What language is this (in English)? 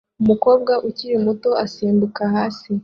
Kinyarwanda